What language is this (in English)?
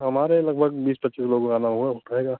Hindi